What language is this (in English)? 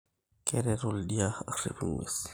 Masai